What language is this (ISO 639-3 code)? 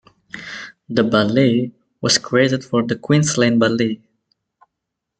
eng